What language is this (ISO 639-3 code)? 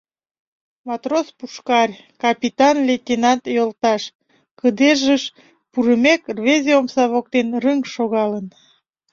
chm